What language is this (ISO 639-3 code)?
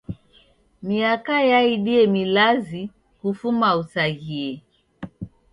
dav